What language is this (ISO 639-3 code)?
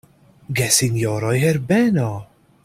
epo